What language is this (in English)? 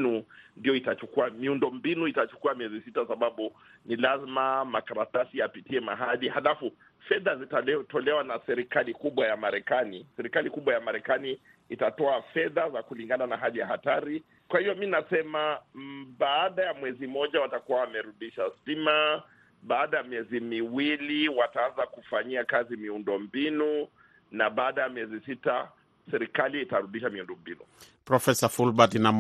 Swahili